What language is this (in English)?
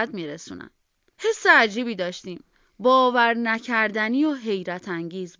Persian